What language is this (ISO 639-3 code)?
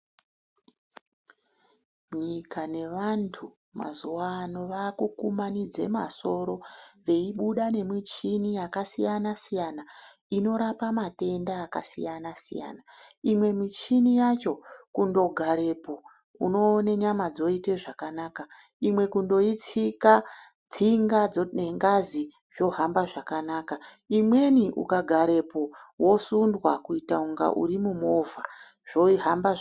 ndc